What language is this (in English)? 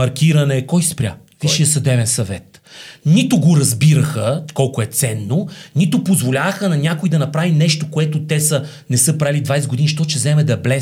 Bulgarian